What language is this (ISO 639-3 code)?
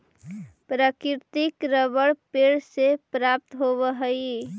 mag